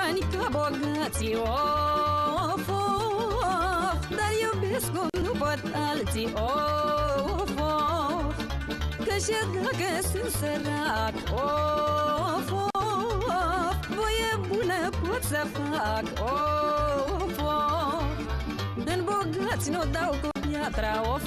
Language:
Ukrainian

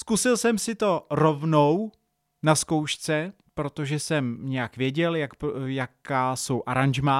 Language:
Czech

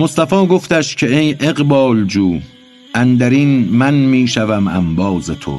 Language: Persian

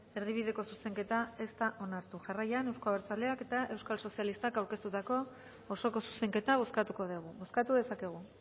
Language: Basque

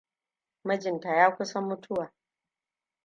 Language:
Hausa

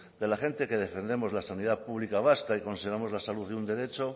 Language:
Spanish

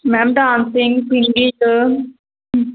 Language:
Punjabi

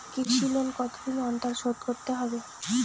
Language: Bangla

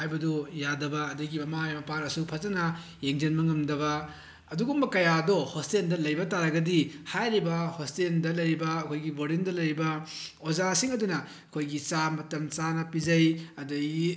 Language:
Manipuri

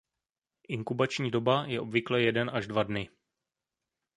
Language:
Czech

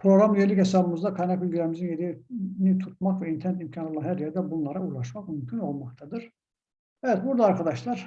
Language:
Turkish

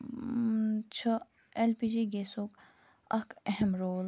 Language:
Kashmiri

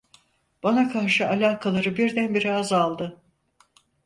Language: Turkish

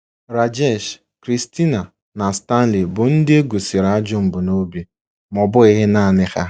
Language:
Igbo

